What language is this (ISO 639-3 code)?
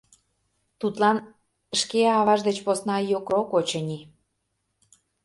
chm